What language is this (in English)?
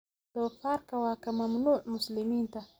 Somali